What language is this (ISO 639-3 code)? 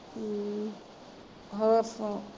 pan